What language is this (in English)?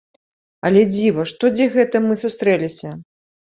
Belarusian